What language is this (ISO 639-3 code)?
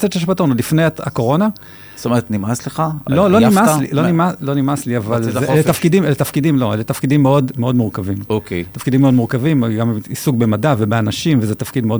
heb